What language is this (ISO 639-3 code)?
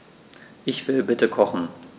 deu